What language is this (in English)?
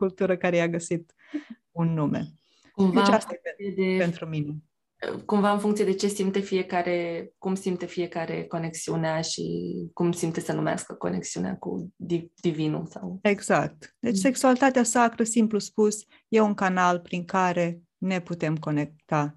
Romanian